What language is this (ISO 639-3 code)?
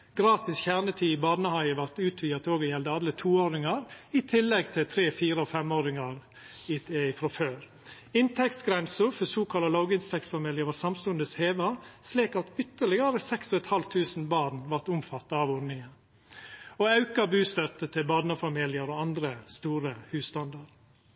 nno